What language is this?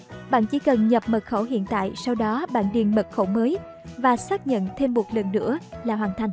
Vietnamese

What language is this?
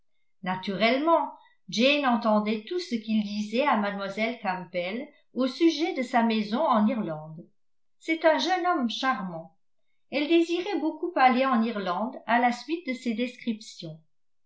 French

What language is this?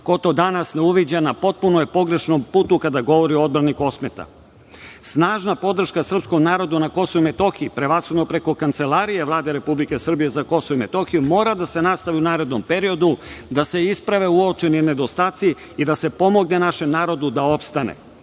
Serbian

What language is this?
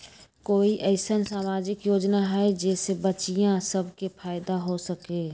Magahi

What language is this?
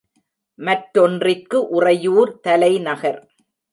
Tamil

